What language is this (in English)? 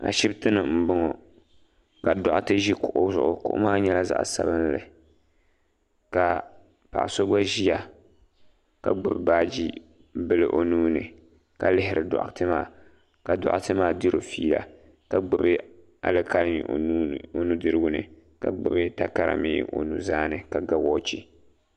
Dagbani